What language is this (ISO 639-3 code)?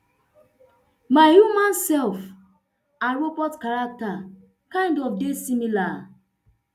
pcm